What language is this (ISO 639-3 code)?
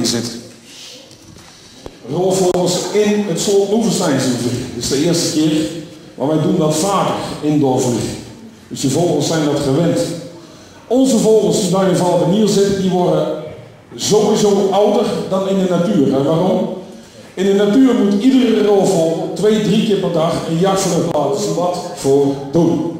nld